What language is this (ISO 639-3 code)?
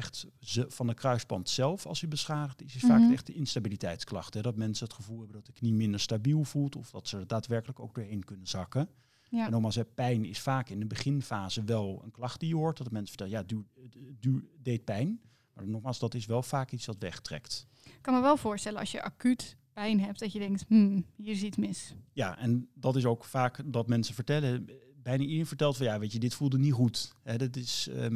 nld